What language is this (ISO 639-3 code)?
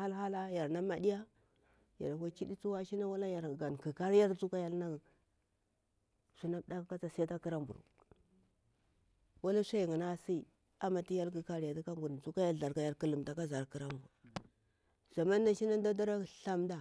bwr